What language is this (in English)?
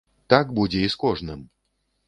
Belarusian